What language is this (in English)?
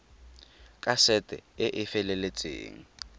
Tswana